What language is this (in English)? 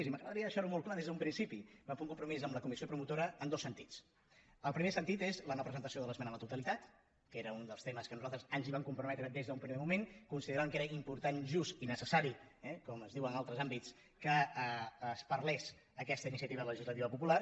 Catalan